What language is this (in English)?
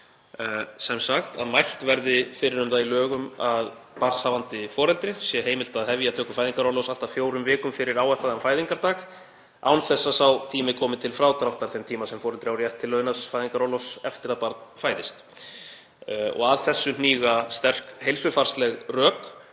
Icelandic